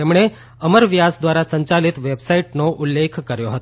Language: Gujarati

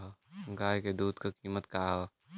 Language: Bhojpuri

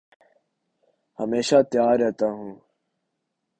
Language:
Urdu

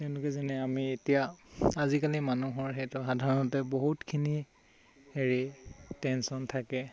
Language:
Assamese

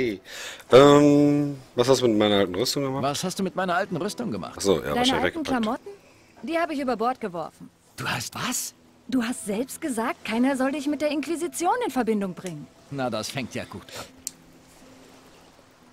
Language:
German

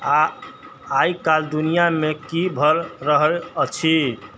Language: Maithili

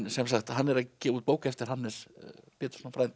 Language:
Icelandic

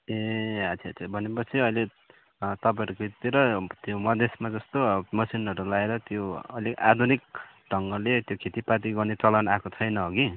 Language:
Nepali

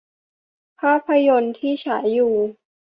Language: Thai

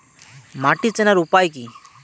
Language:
Bangla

